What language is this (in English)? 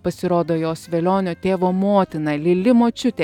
Lithuanian